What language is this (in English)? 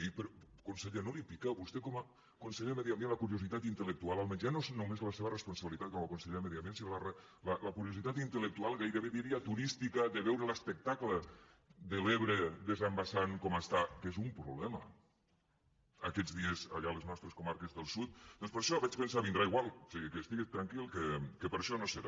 Catalan